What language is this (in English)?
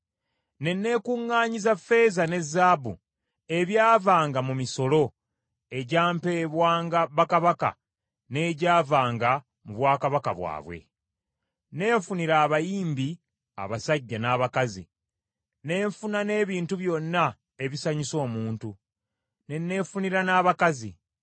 Ganda